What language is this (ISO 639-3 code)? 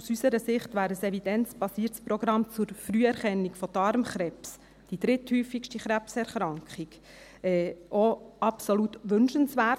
gsw